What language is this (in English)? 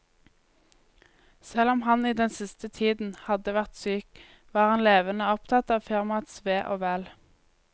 Norwegian